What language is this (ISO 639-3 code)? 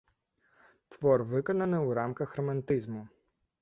bel